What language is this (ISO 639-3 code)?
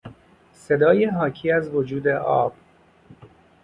fas